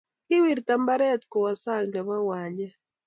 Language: Kalenjin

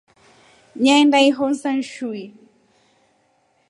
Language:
Rombo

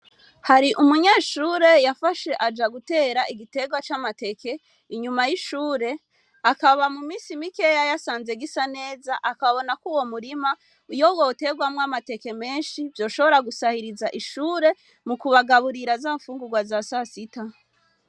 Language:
Rundi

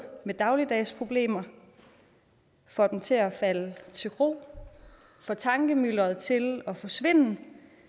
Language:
Danish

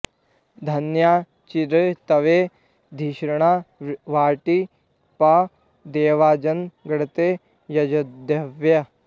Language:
Sanskrit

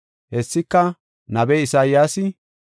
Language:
Gofa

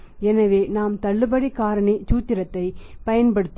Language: Tamil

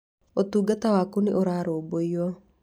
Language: Kikuyu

